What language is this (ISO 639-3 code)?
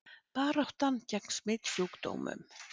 isl